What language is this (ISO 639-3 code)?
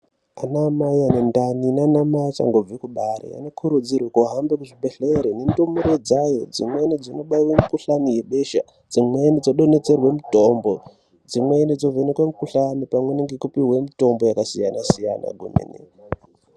ndc